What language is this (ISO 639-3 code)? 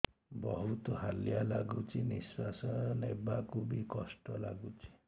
ori